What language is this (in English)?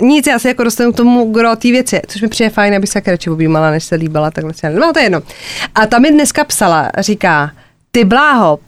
Czech